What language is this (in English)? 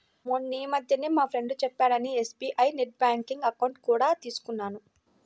Telugu